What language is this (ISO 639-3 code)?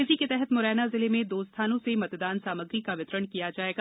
hin